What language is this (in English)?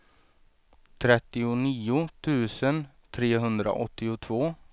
Swedish